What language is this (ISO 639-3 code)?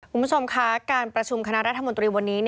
tha